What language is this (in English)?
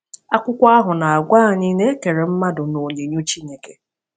Igbo